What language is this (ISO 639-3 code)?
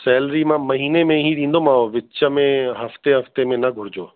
snd